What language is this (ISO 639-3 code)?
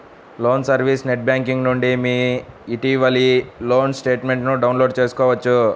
tel